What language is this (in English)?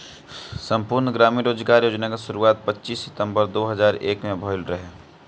Bhojpuri